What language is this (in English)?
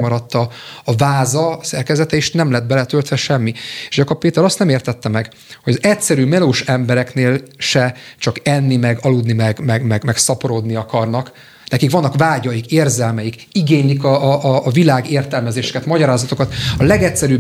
Hungarian